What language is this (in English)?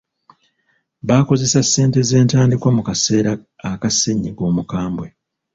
Ganda